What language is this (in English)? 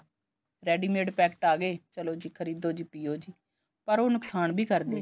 Punjabi